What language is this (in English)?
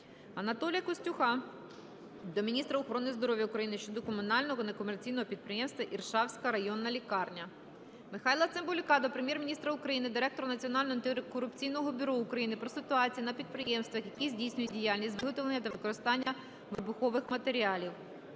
Ukrainian